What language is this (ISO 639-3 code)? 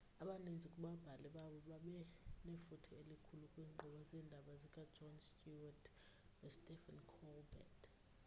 xho